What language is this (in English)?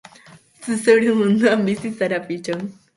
Basque